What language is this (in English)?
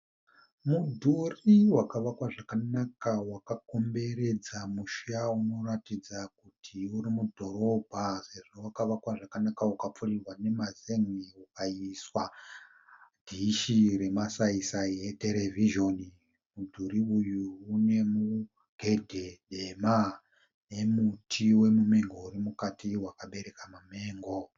Shona